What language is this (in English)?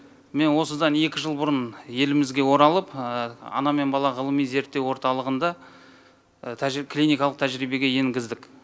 Kazakh